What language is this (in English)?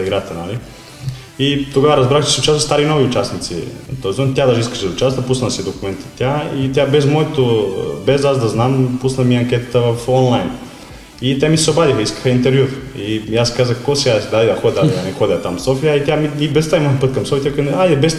Bulgarian